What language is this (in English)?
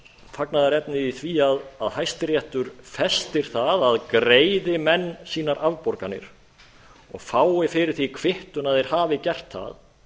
Icelandic